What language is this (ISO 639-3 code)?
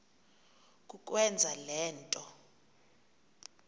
xho